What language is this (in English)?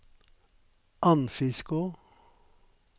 Norwegian